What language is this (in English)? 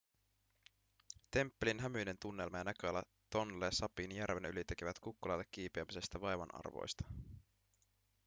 Finnish